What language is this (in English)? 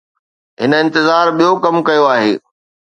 Sindhi